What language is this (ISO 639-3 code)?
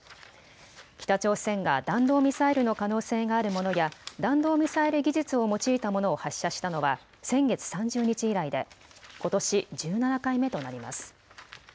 jpn